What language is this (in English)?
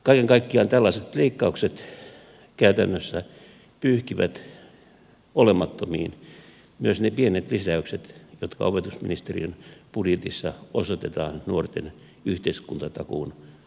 Finnish